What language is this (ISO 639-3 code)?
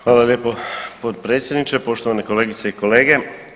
hrv